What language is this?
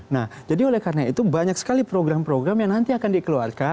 Indonesian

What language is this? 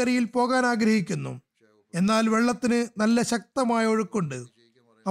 Malayalam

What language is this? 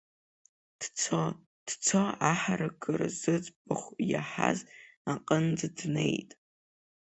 Abkhazian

